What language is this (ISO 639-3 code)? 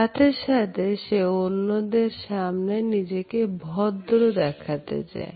ben